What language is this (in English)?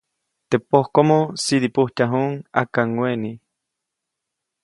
Copainalá Zoque